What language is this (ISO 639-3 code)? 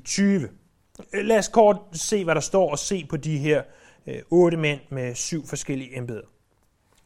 dan